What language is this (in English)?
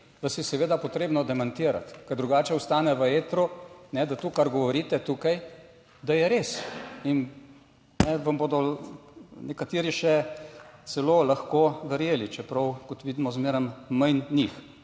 Slovenian